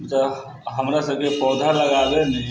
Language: Maithili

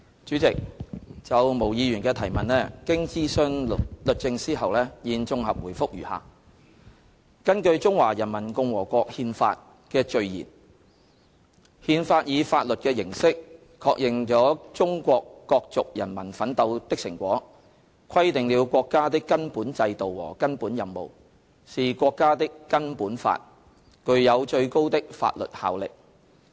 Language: Cantonese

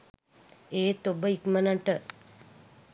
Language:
Sinhala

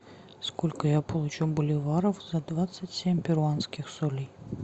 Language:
Russian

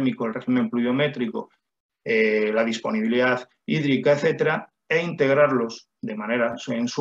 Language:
Spanish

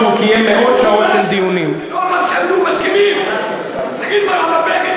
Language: Hebrew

